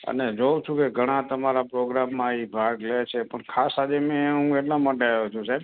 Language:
Gujarati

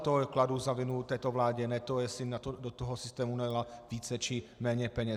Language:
Czech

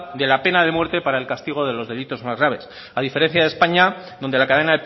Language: Spanish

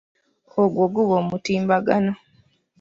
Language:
Ganda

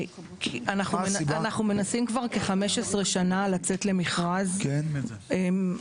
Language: Hebrew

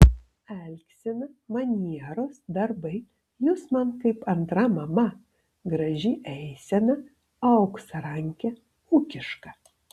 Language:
Lithuanian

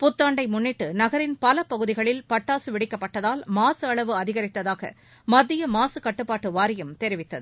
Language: Tamil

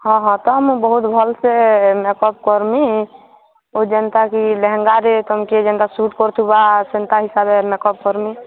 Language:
Odia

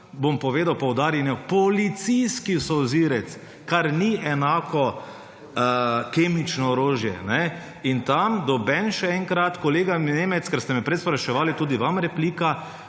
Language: Slovenian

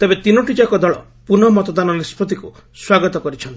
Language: Odia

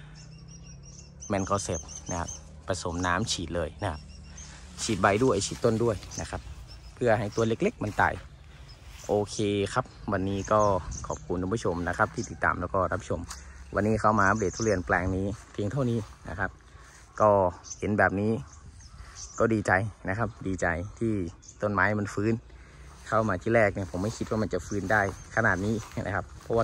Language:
Thai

